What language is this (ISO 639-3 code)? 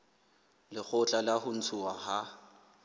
sot